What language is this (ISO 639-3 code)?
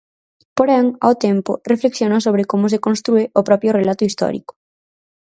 glg